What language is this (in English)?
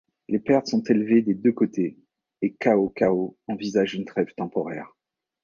French